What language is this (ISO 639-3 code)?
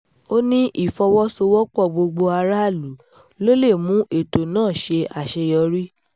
yor